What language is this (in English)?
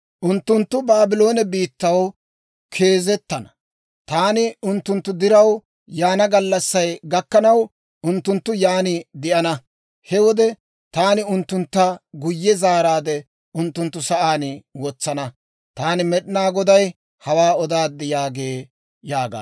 Dawro